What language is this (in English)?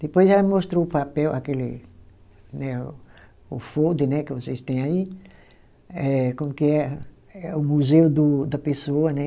Portuguese